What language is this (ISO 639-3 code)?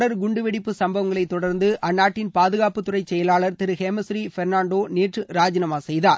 tam